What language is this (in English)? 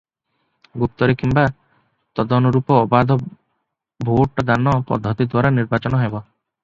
Odia